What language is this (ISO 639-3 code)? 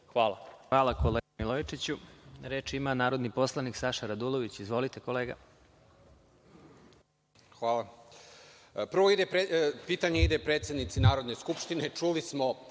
srp